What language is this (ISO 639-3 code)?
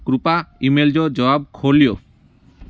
snd